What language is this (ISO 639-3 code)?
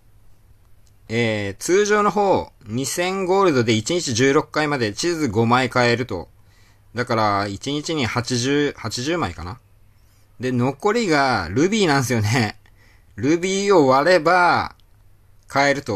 jpn